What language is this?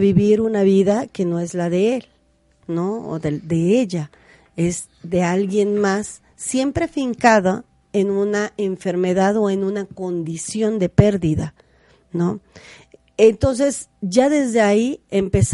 Spanish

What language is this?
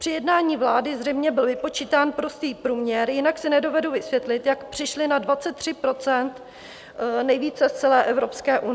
Czech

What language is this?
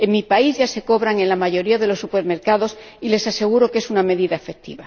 Spanish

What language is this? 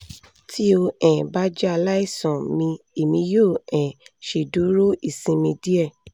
Yoruba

